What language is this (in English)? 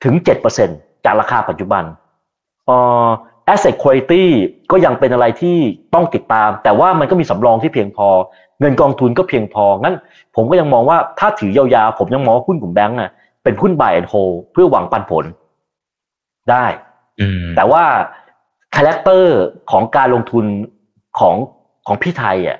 Thai